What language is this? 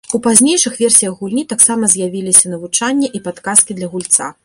Belarusian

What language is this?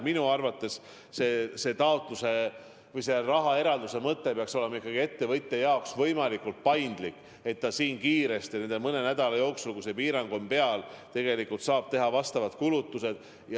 Estonian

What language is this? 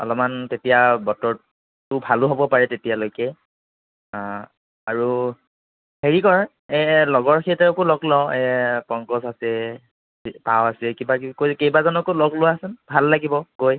Assamese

